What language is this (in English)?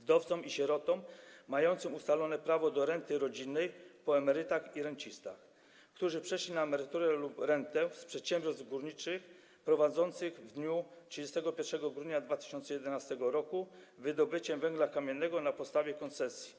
Polish